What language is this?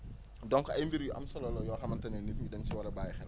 Wolof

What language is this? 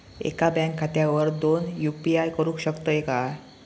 Marathi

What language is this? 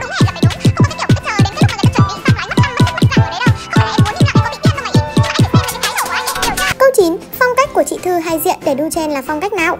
Vietnamese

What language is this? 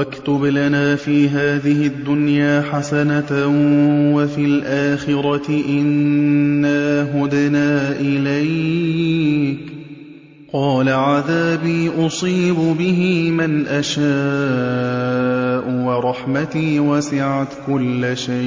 Arabic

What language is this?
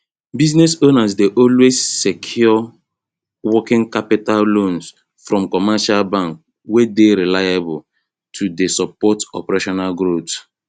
Nigerian Pidgin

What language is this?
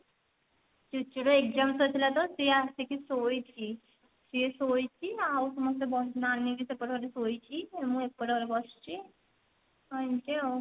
Odia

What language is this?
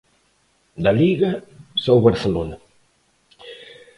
Galician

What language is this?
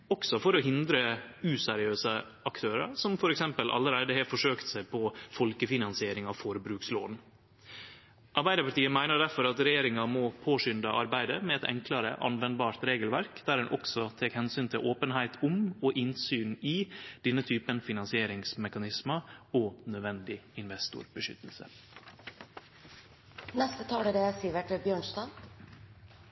Norwegian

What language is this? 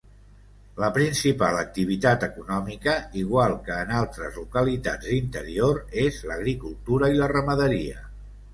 Catalan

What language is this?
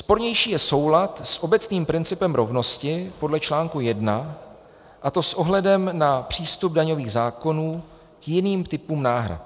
Czech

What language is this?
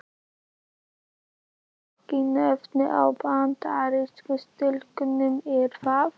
Icelandic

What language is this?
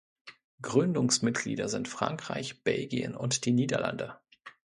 German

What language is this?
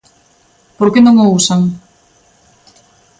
Galician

